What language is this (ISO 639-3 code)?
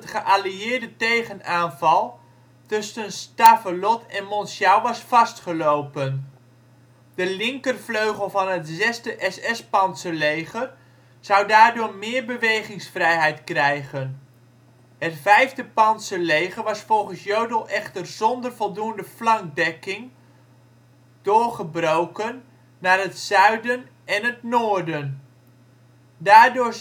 nld